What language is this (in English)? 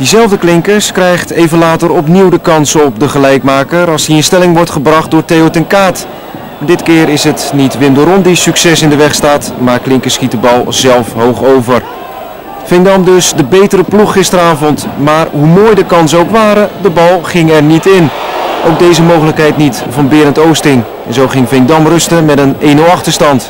Dutch